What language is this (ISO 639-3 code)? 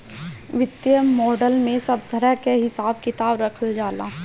bho